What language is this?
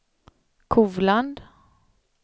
Swedish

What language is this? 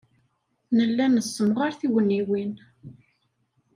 Kabyle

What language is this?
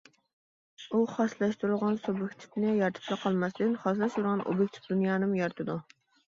Uyghur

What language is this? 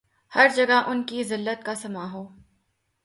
Urdu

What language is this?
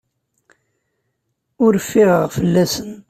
Kabyle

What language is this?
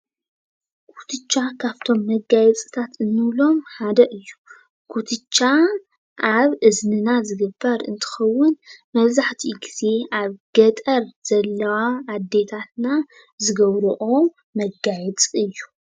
Tigrinya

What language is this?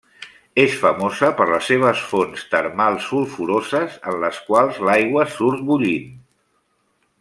Catalan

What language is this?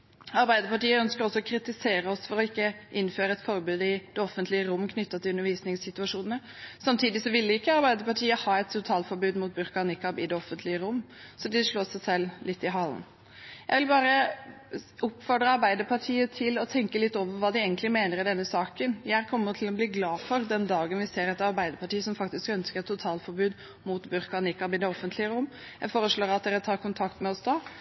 Norwegian Bokmål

